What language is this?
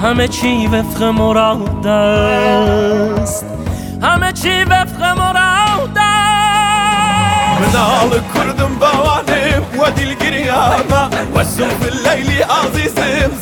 Persian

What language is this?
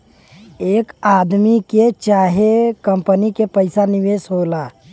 Bhojpuri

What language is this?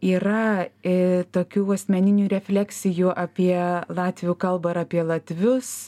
Lithuanian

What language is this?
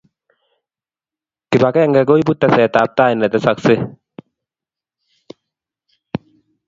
Kalenjin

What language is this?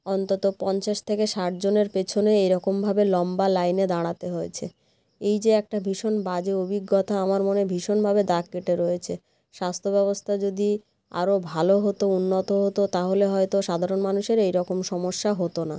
Bangla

